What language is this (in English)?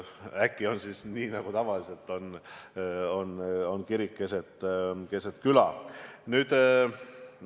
Estonian